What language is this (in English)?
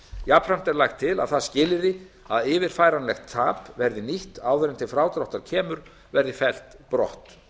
Icelandic